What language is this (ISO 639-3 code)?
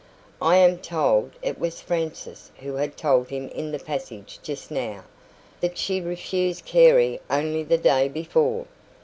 eng